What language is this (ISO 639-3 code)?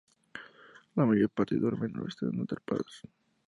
spa